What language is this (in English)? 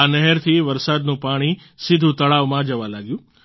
Gujarati